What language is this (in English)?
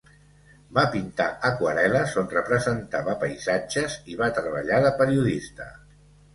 Catalan